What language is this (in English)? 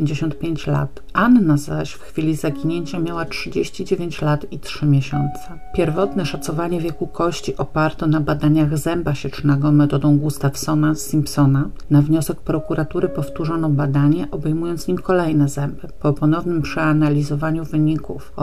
Polish